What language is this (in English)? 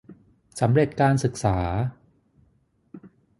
Thai